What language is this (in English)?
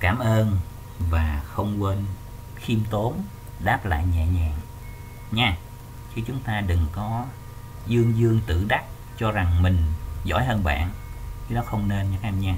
Vietnamese